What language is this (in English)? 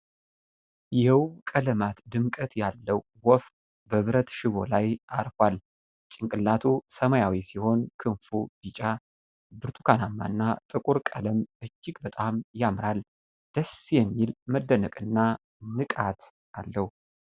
Amharic